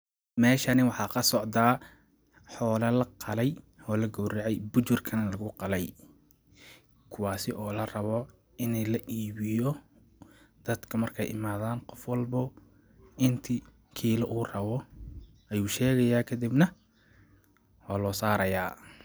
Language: Somali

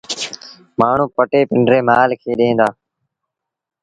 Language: Sindhi Bhil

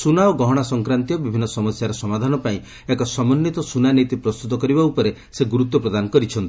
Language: Odia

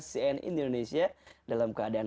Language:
Indonesian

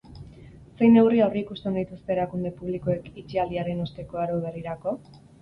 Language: Basque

